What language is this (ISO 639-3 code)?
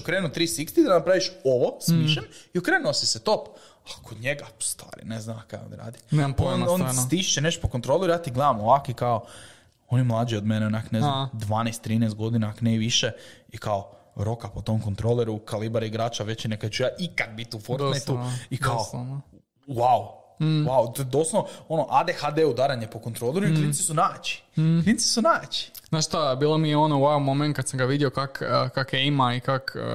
hrv